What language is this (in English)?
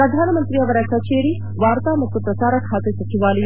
Kannada